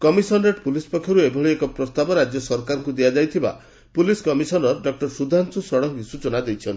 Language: Odia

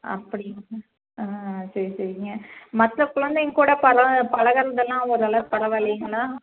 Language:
Tamil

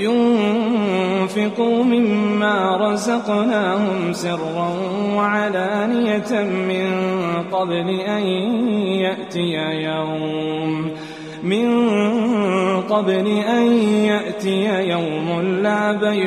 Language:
Arabic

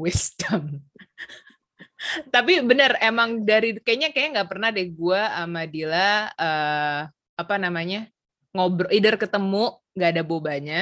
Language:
Indonesian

